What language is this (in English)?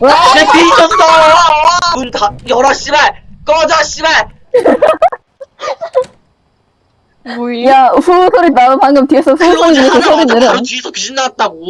Korean